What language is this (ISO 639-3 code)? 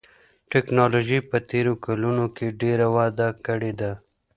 pus